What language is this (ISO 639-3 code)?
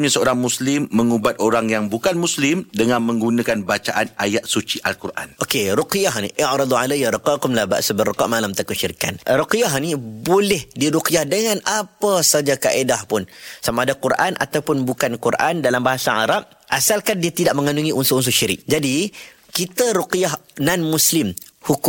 msa